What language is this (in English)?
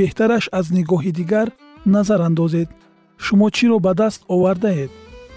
Persian